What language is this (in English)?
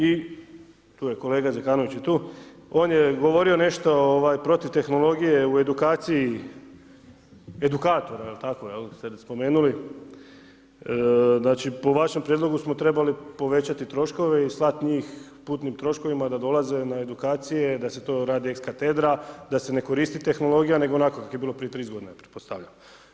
Croatian